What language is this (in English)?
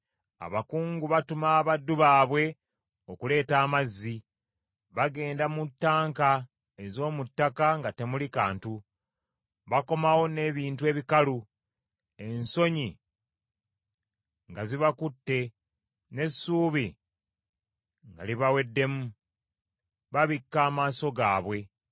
Ganda